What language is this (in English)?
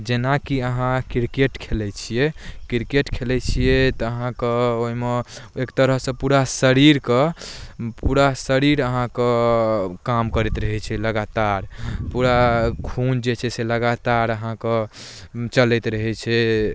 Maithili